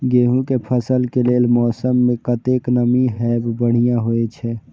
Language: Maithili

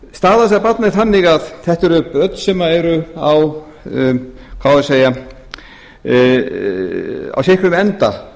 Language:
Icelandic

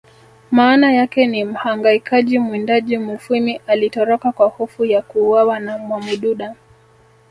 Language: Swahili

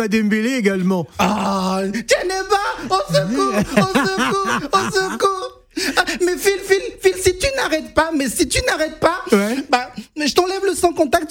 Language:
French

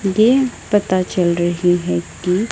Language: Hindi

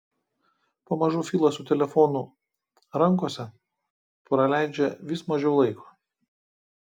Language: Lithuanian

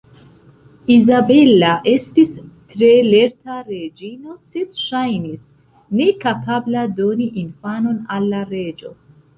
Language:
Esperanto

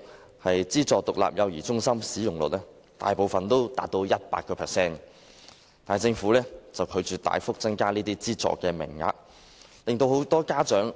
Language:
Cantonese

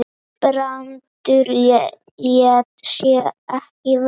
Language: Icelandic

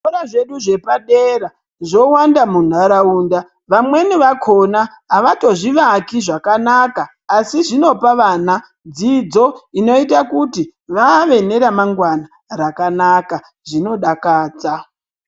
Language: Ndau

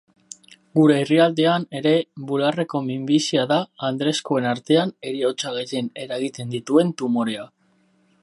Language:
Basque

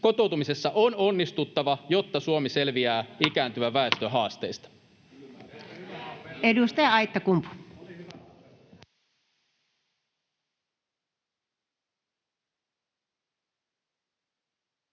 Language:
Finnish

